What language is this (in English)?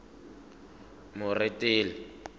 Tswana